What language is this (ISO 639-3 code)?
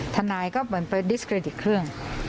tha